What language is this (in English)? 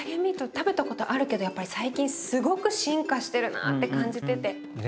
Japanese